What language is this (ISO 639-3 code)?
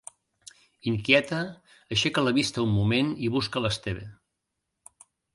cat